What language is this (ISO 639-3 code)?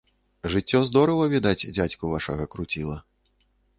bel